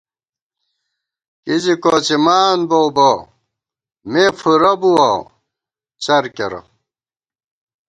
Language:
Gawar-Bati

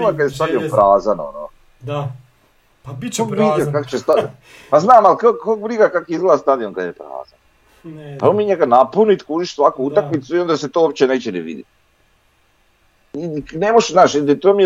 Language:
Croatian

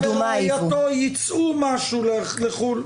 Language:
Hebrew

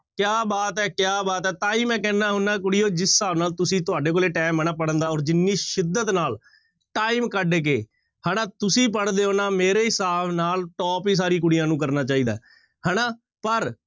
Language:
Punjabi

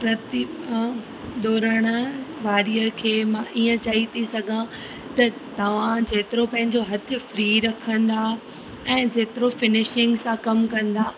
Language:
Sindhi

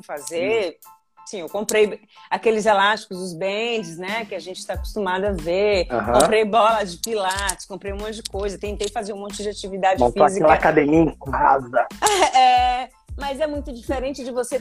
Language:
Portuguese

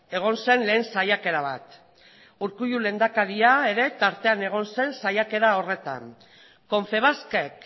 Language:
Basque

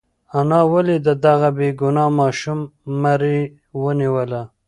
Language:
Pashto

